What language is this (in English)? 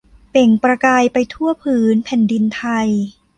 Thai